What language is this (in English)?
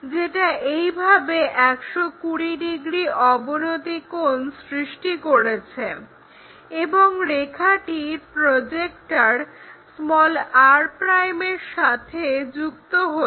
Bangla